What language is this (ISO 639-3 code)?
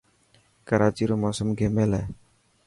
mki